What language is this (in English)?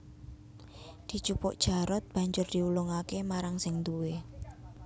Javanese